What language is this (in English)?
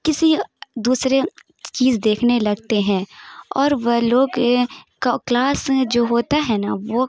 Urdu